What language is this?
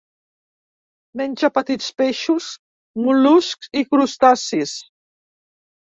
Catalan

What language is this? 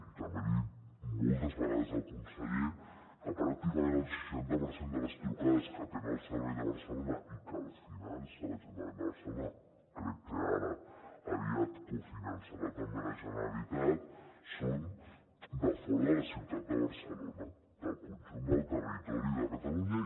Catalan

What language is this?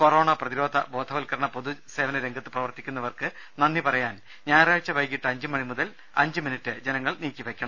Malayalam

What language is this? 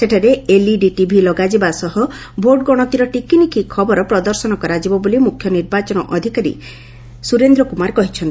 Odia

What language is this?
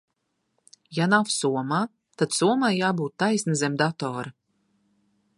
Latvian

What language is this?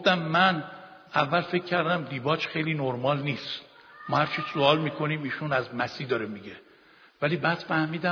Persian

